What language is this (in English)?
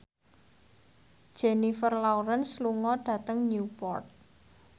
Javanese